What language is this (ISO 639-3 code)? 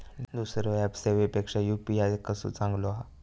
mar